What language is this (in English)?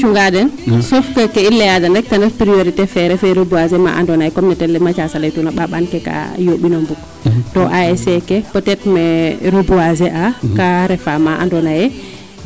Serer